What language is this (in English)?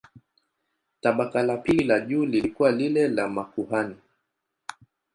Swahili